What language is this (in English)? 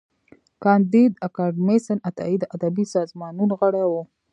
Pashto